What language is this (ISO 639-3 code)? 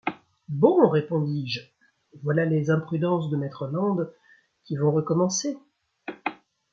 fra